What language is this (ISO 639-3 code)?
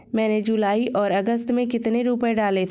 hin